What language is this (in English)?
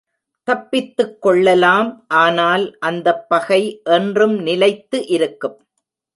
Tamil